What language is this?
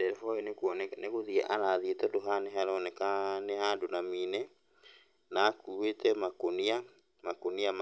Kikuyu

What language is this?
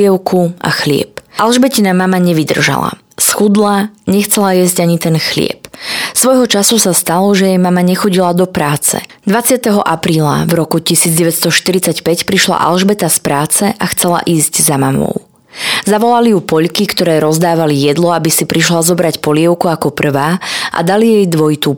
Slovak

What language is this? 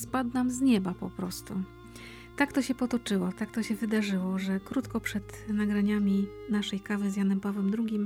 Polish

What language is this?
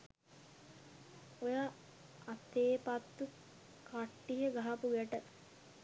Sinhala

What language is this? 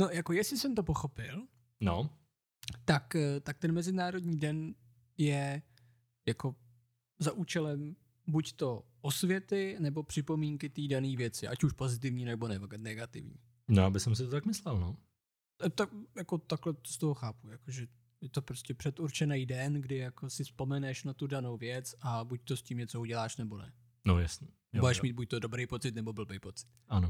Czech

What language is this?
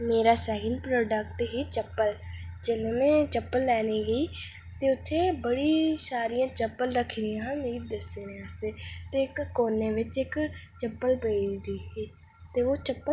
Dogri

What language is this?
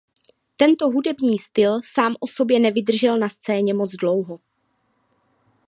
Czech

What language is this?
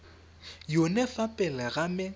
Tswana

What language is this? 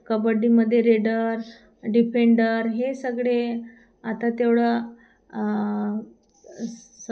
Marathi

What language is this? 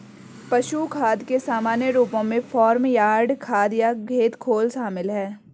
Hindi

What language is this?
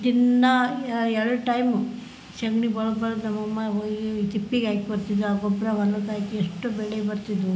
Kannada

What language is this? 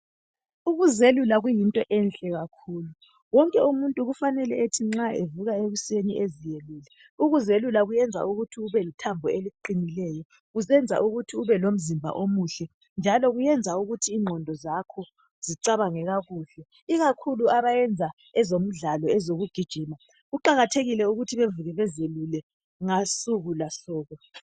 North Ndebele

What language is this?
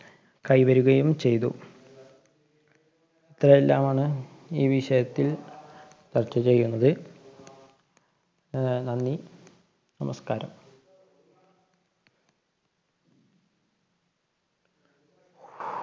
Malayalam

